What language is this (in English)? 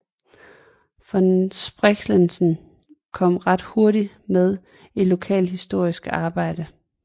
Danish